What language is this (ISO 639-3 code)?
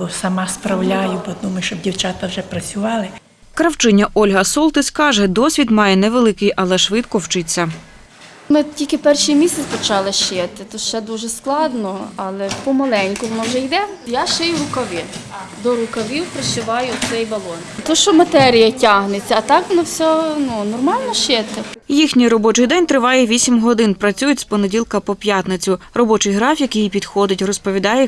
ukr